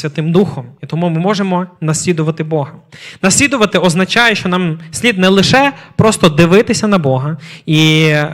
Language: Ukrainian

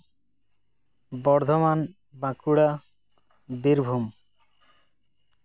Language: Santali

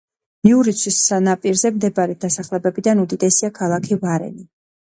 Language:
Georgian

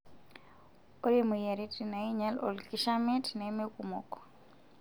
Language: Masai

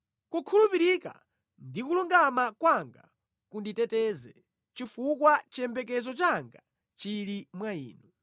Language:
Nyanja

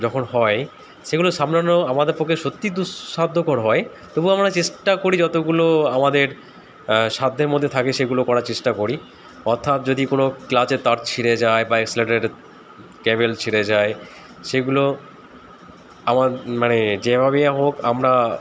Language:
Bangla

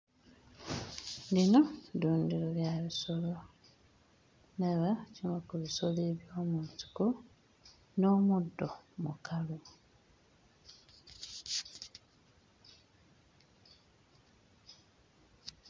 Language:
Ganda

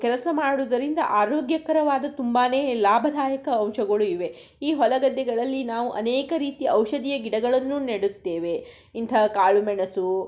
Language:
Kannada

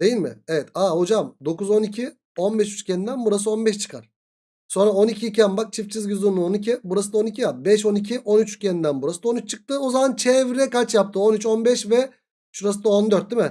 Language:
Turkish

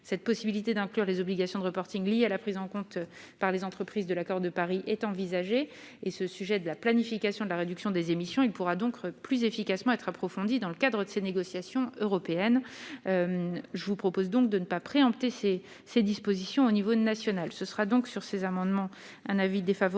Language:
French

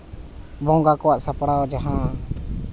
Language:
Santali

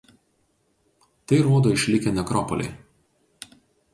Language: Lithuanian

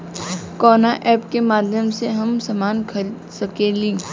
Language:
Bhojpuri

